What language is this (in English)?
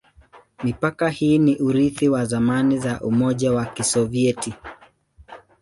Swahili